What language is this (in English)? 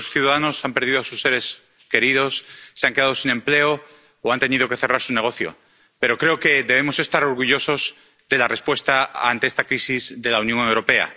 Spanish